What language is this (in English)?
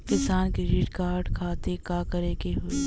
Bhojpuri